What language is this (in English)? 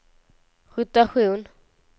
Swedish